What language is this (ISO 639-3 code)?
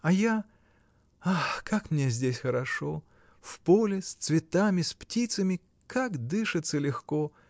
rus